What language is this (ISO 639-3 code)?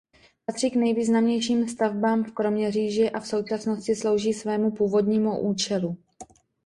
ces